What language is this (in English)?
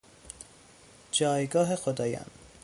Persian